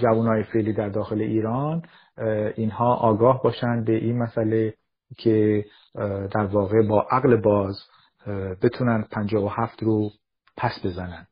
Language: Persian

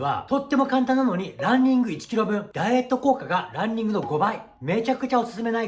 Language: Japanese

